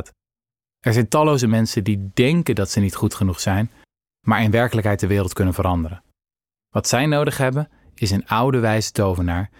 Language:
Dutch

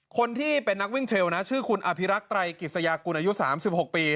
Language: Thai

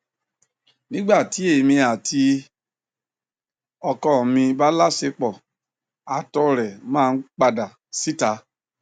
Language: Yoruba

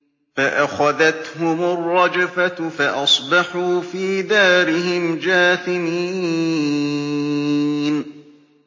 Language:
Arabic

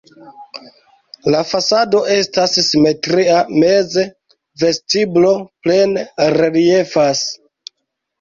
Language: Esperanto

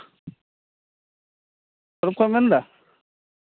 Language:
Santali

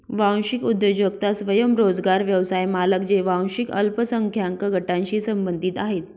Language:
Marathi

